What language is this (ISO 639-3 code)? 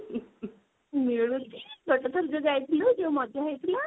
ori